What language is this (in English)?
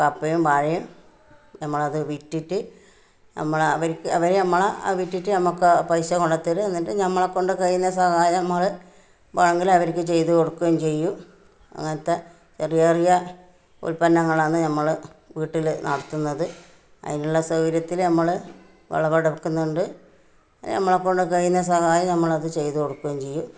Malayalam